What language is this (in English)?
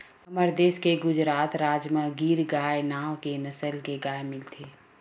Chhattisgarhi